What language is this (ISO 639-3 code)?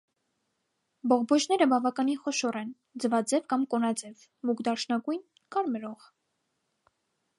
hye